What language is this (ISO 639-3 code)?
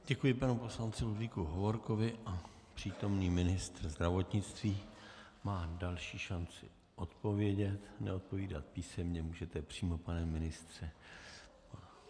ces